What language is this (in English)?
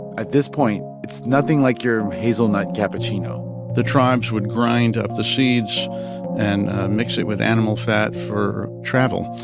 English